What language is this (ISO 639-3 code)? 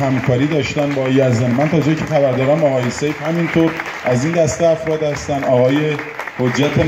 fas